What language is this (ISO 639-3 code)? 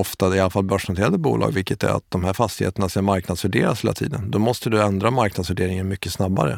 swe